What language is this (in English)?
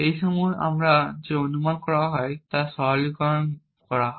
Bangla